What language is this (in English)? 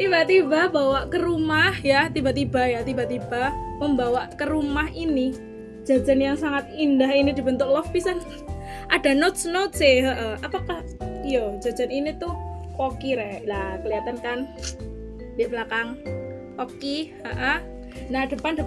Indonesian